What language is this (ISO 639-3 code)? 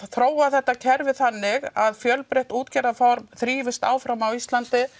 isl